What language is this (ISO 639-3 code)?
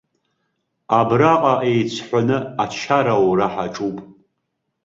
abk